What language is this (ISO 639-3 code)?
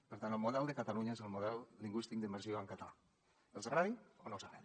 cat